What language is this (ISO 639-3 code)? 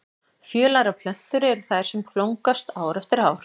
isl